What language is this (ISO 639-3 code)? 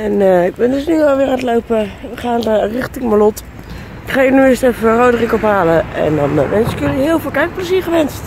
nld